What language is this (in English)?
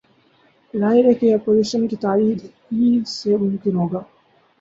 Urdu